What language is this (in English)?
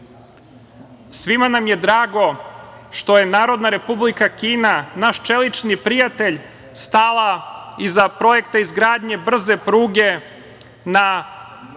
Serbian